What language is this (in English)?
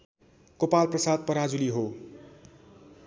Nepali